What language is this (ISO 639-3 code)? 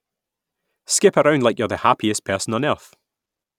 eng